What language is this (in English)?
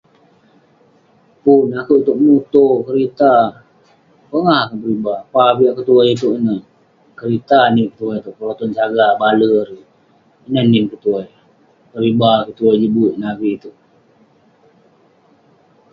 Western Penan